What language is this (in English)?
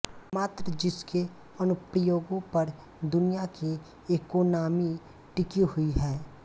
Hindi